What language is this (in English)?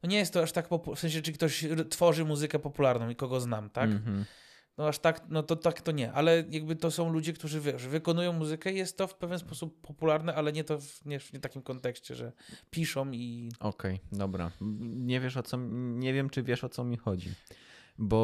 Polish